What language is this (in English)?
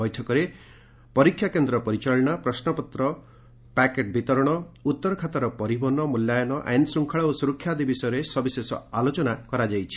Odia